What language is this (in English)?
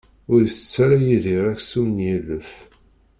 Kabyle